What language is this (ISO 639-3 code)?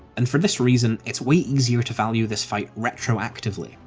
eng